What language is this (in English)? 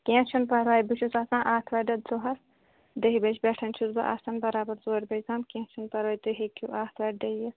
Kashmiri